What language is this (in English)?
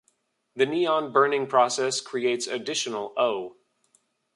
English